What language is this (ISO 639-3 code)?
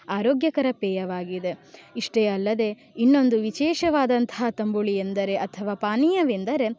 kan